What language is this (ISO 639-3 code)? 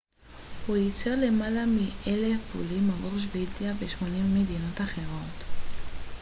heb